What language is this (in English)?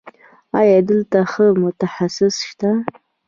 Pashto